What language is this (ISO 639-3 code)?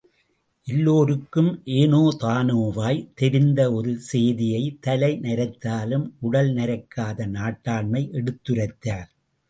tam